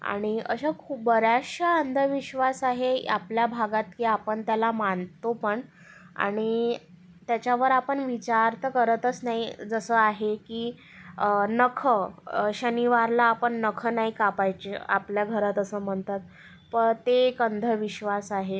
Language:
Marathi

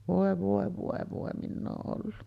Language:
Finnish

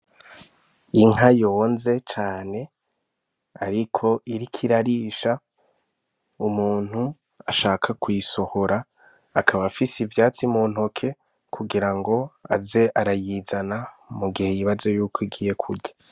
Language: Rundi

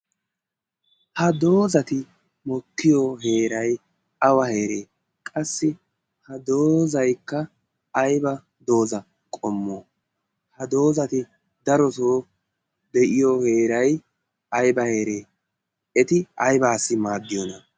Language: Wolaytta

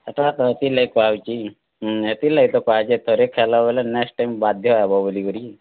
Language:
Odia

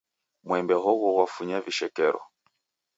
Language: Taita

